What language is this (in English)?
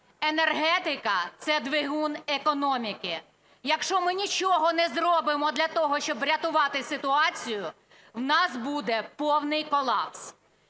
Ukrainian